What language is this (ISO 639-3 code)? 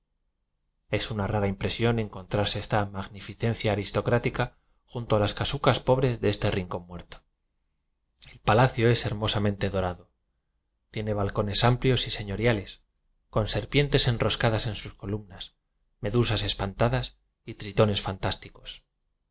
spa